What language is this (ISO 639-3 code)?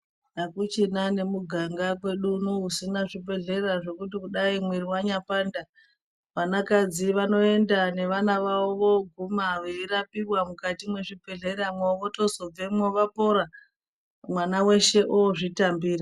ndc